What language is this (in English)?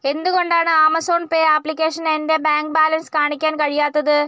Malayalam